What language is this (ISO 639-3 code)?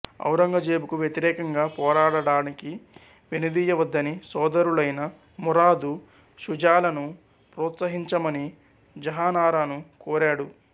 tel